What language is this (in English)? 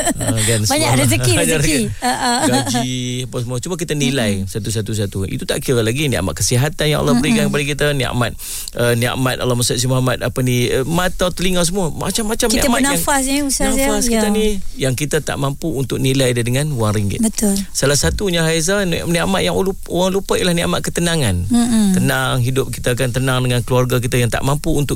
Malay